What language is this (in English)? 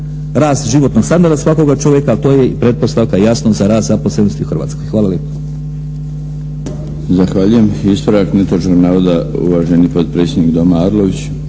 Croatian